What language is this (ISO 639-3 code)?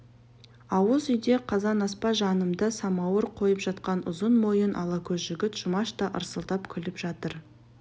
kaz